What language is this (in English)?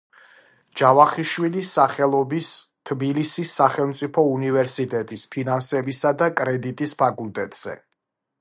Georgian